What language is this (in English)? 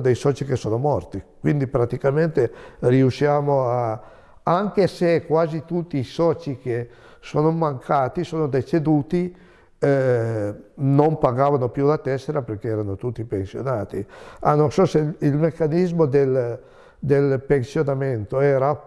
Italian